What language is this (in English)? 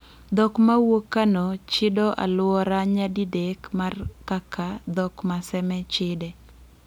Luo (Kenya and Tanzania)